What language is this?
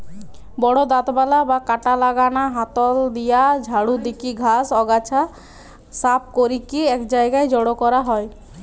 Bangla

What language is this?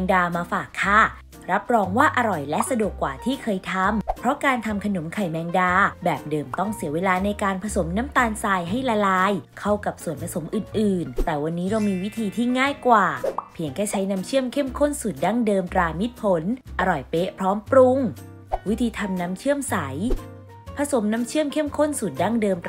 Thai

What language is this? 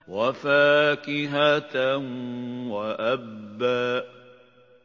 Arabic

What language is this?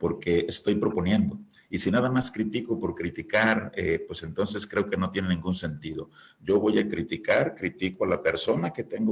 Spanish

